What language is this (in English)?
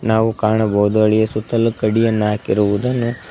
Kannada